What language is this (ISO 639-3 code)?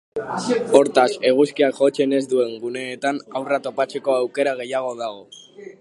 eus